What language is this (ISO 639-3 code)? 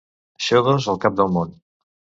cat